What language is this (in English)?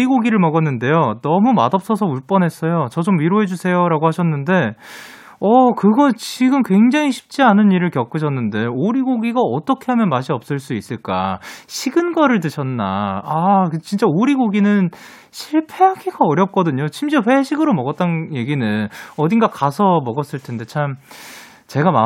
Korean